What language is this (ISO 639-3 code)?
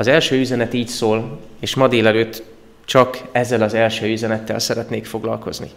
hun